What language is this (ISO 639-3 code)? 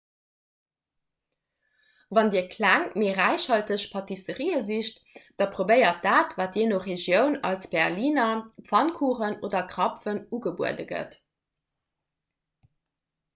ltz